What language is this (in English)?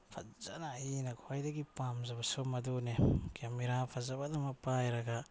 Manipuri